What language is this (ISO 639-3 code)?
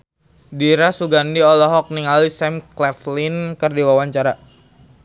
sun